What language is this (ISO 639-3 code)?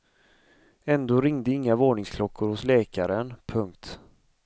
swe